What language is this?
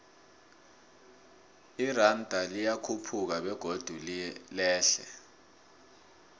South Ndebele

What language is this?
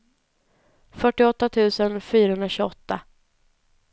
Swedish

